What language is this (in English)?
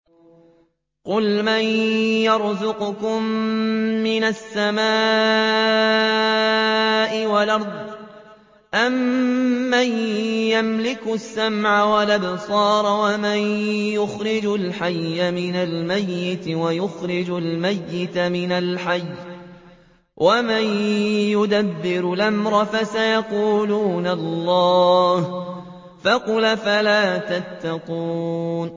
Arabic